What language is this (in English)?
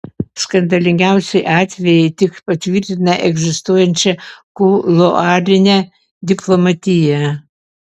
Lithuanian